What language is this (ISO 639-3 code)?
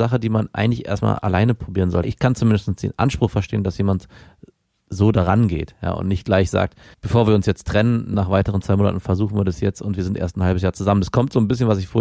deu